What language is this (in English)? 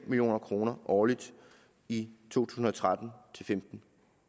Danish